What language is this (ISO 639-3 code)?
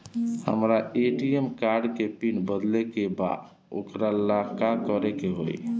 bho